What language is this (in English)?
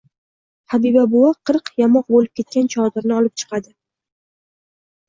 Uzbek